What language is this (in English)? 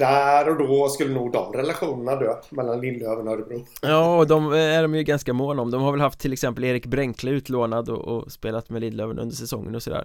Swedish